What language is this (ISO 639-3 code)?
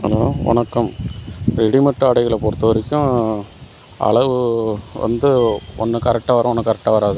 tam